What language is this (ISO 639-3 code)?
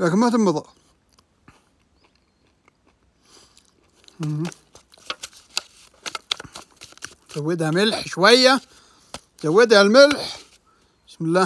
ara